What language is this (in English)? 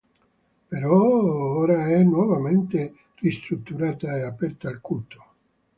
Italian